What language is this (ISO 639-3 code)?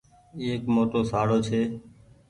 gig